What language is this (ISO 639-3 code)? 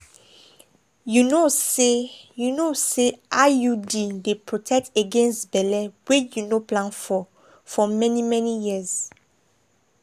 pcm